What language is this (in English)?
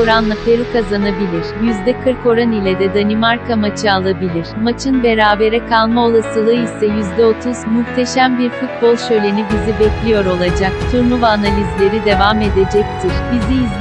Turkish